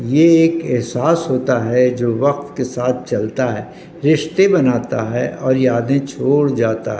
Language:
Urdu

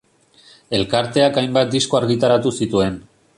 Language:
Basque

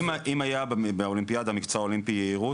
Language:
Hebrew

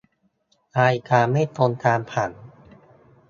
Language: Thai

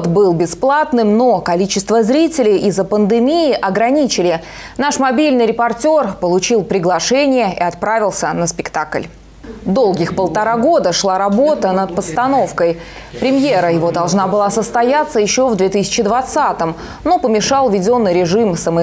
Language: Russian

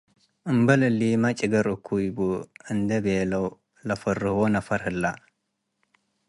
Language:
Tigre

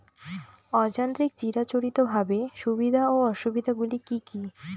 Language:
Bangla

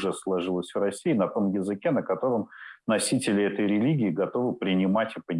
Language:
Russian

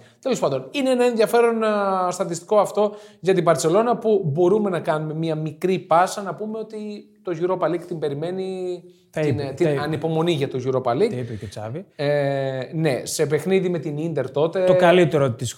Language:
Greek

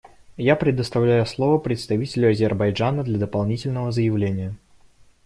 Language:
Russian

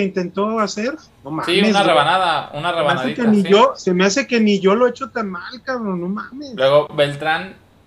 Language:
Spanish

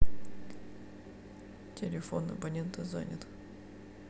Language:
Russian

